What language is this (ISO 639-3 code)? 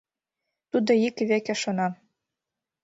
chm